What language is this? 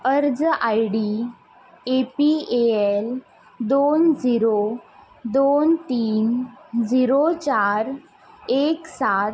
Konkani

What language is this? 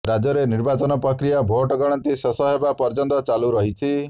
Odia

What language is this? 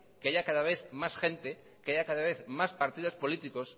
Spanish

